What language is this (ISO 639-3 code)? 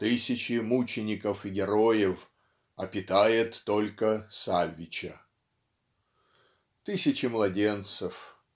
rus